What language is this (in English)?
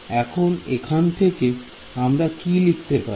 Bangla